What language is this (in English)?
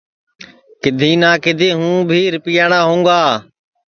Sansi